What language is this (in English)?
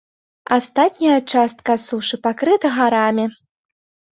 Belarusian